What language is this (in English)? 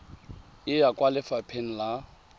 Tswana